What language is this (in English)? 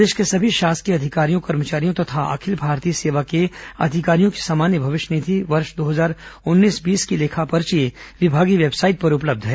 Hindi